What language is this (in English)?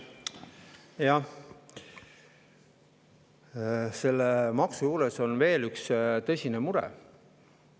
Estonian